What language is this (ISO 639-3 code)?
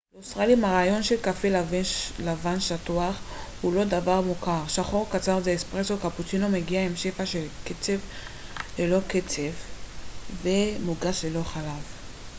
heb